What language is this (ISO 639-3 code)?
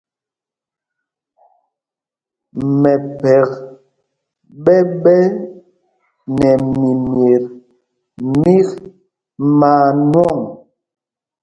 mgg